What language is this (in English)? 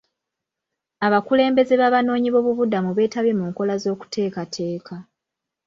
Ganda